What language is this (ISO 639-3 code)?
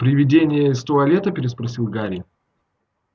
rus